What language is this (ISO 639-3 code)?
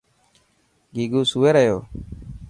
mki